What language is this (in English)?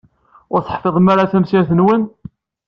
Kabyle